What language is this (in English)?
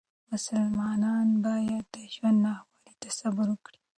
Pashto